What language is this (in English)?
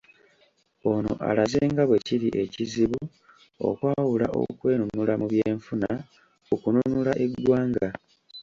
Ganda